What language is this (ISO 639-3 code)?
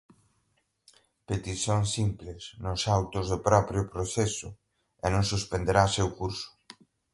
por